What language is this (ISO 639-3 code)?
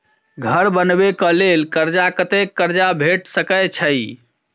mai